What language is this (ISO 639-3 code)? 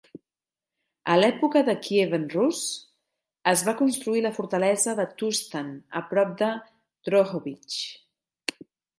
cat